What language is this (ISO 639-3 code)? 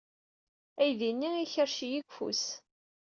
kab